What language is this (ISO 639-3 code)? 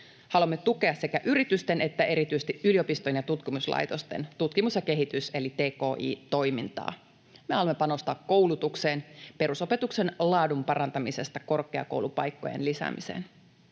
fin